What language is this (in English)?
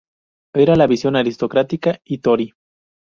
Spanish